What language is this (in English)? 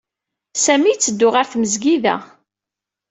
Kabyle